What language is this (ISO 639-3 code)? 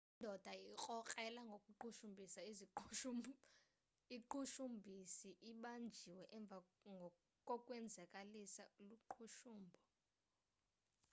xho